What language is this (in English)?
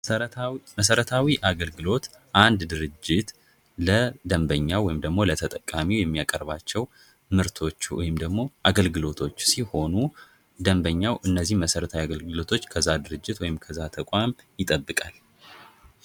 Amharic